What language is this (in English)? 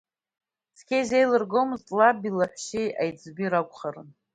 Abkhazian